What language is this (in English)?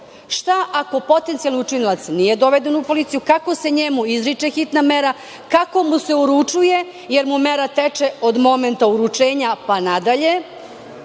Serbian